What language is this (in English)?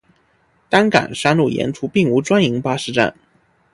Chinese